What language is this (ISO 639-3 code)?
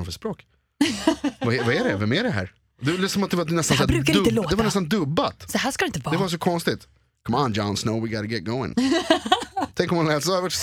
swe